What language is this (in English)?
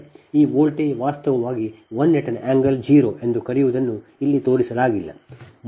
Kannada